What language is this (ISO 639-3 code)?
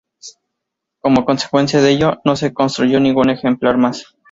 spa